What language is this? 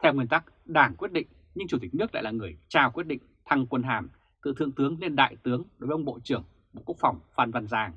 Vietnamese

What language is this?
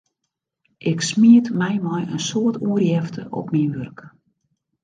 Western Frisian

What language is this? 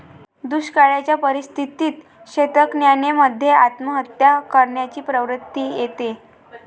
Marathi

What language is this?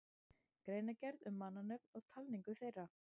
Icelandic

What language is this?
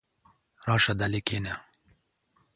Pashto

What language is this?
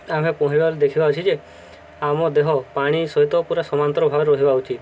Odia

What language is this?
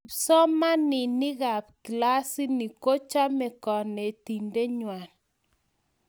Kalenjin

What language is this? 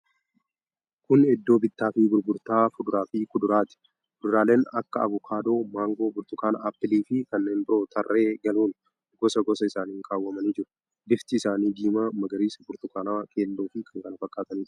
Oromo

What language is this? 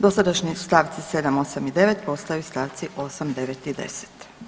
Croatian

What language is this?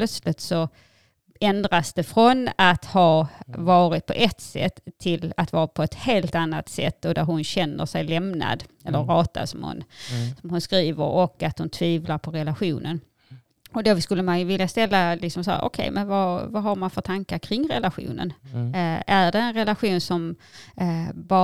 Swedish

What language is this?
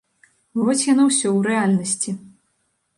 Belarusian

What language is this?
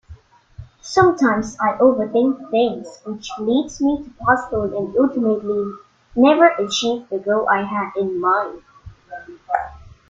English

